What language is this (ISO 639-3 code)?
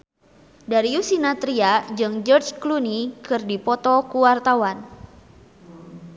sun